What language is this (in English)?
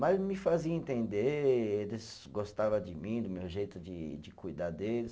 Portuguese